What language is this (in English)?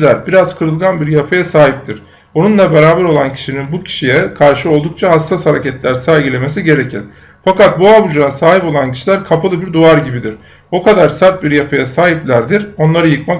Turkish